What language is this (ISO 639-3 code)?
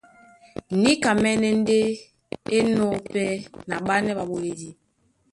dua